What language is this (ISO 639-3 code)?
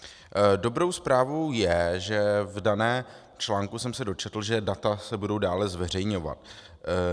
ces